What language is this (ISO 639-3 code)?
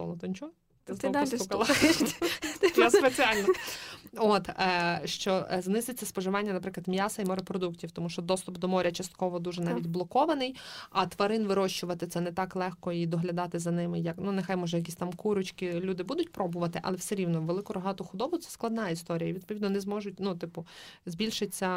ukr